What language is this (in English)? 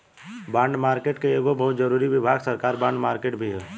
Bhojpuri